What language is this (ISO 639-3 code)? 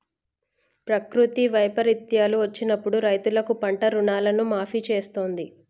tel